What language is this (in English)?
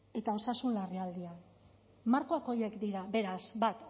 Basque